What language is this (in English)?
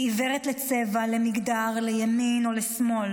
Hebrew